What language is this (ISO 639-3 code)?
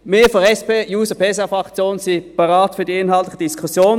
gsw